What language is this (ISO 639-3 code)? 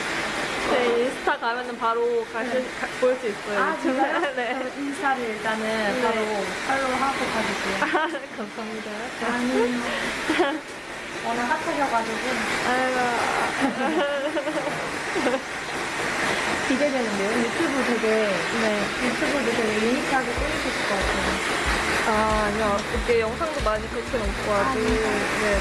kor